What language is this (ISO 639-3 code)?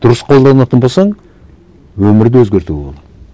kaz